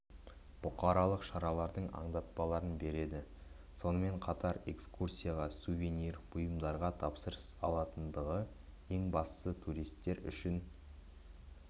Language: Kazakh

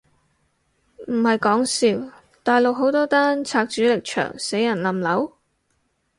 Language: Cantonese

